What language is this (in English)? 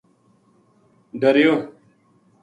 Gujari